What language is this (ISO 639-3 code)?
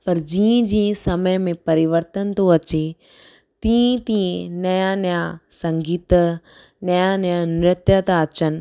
snd